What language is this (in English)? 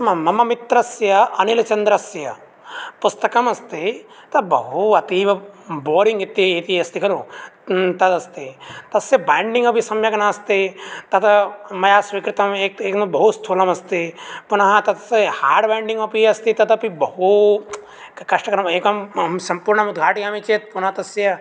Sanskrit